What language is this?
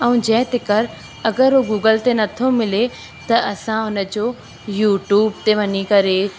Sindhi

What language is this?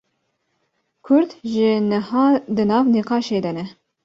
Kurdish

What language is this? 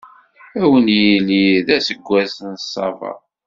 Kabyle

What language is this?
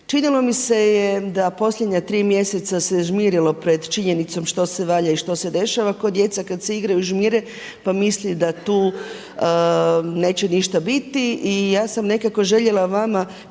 Croatian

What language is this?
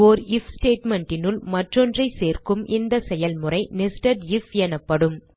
Tamil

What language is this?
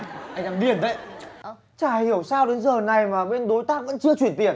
Vietnamese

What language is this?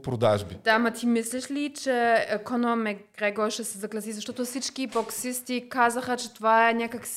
Bulgarian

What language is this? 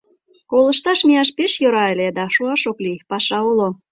Mari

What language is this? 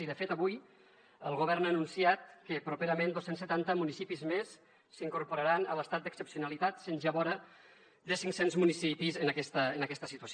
Catalan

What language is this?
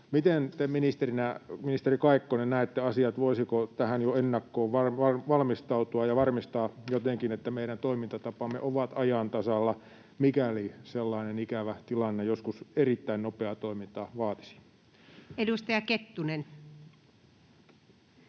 Finnish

